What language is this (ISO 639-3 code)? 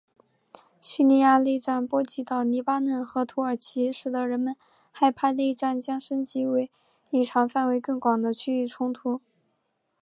zho